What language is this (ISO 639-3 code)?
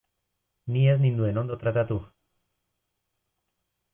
eus